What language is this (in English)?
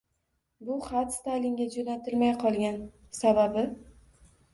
Uzbek